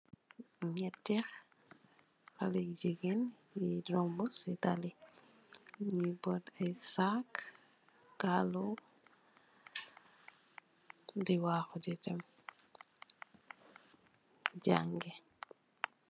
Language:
Wolof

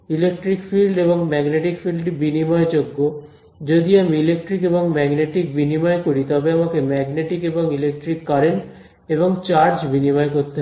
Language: Bangla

